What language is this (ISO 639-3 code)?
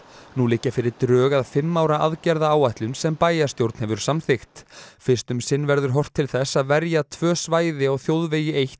isl